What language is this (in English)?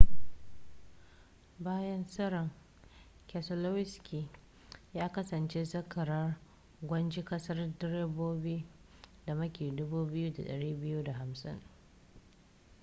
Hausa